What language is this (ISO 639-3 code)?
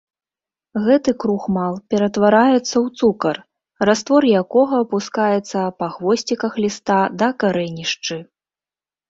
bel